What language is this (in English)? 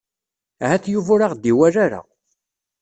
Kabyle